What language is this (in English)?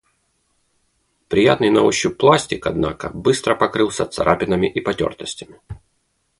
Russian